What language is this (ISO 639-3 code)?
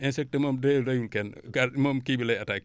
wol